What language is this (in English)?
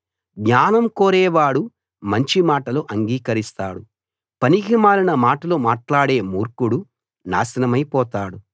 Telugu